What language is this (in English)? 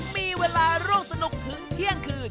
Thai